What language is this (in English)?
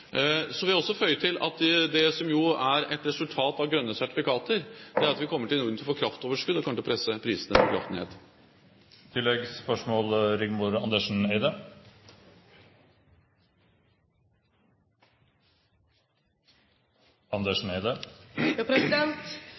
Norwegian